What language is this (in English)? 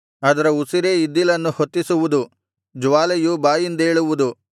Kannada